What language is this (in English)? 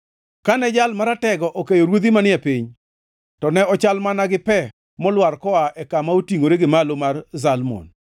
Luo (Kenya and Tanzania)